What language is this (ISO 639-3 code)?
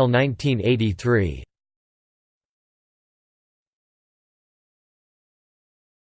eng